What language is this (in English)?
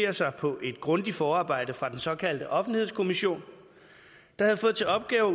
Danish